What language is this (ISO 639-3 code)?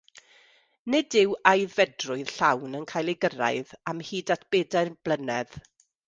cym